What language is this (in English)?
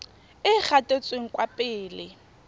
Tswana